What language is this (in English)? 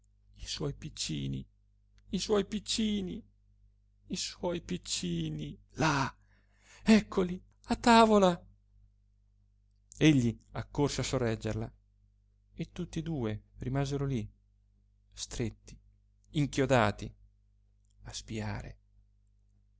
Italian